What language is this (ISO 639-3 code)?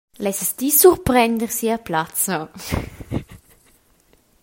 roh